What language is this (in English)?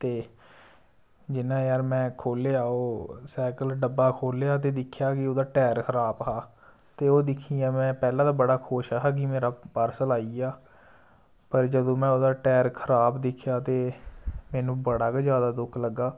Dogri